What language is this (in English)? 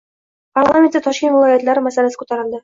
Uzbek